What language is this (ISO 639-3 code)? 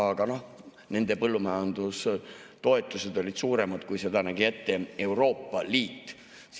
est